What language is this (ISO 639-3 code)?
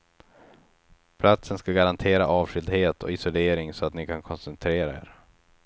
swe